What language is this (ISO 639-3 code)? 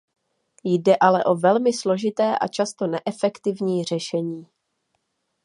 ces